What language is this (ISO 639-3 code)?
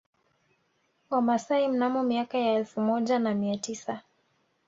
swa